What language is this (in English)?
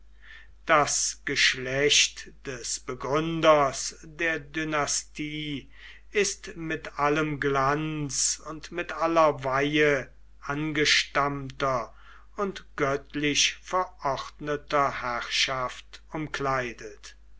German